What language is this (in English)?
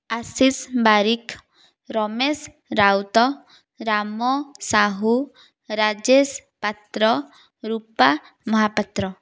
Odia